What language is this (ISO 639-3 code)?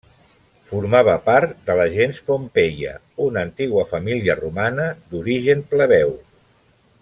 cat